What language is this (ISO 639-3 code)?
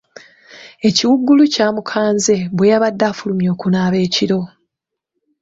lug